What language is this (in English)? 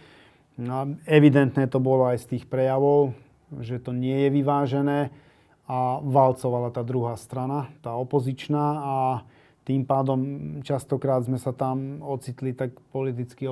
Slovak